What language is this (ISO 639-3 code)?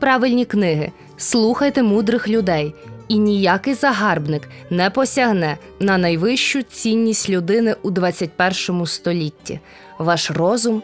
ukr